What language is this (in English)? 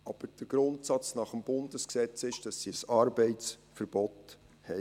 Swiss German